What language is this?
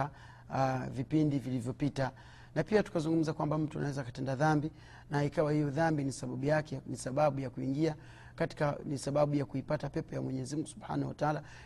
Swahili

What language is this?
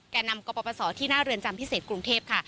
Thai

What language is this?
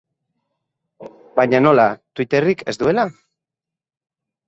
Basque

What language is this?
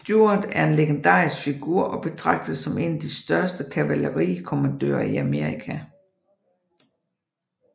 Danish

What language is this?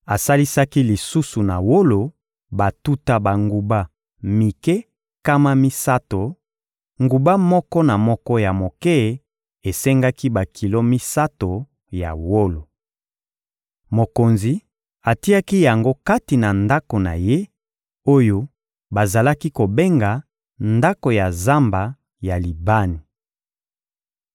Lingala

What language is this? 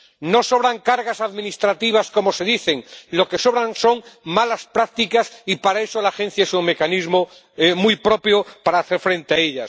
Spanish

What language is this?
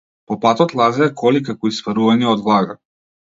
Macedonian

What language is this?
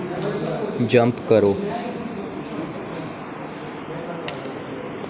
Dogri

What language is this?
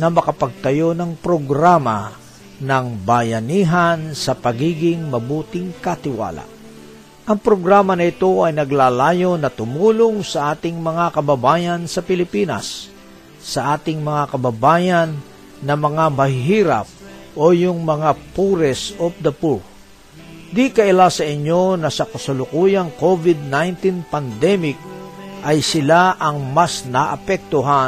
Filipino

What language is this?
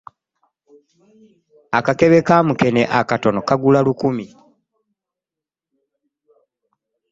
Ganda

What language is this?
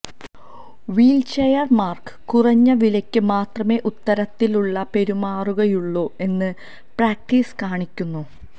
Malayalam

